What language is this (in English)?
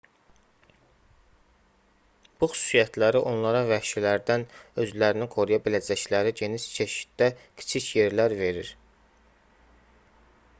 Azerbaijani